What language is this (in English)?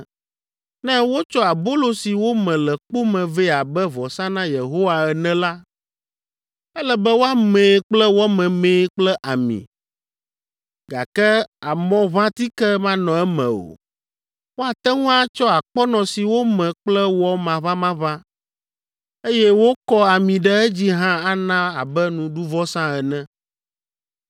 Ewe